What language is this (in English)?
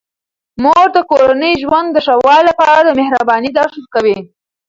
Pashto